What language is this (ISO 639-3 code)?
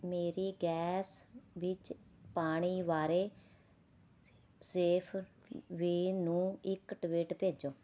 pan